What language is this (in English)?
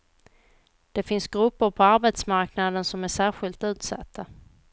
Swedish